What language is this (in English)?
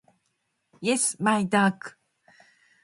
Japanese